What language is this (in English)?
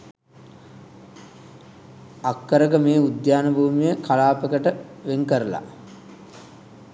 Sinhala